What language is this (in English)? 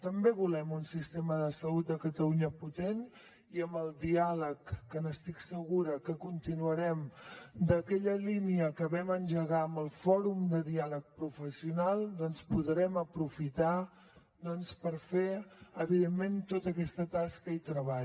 Catalan